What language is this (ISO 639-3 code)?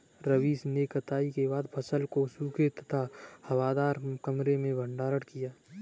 hin